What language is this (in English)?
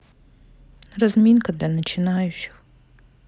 Russian